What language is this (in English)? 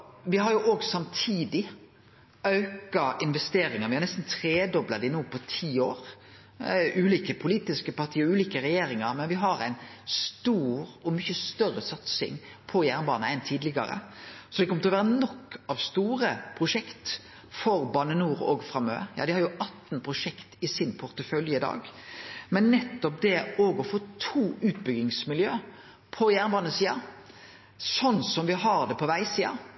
Norwegian Nynorsk